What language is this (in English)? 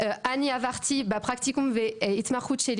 Hebrew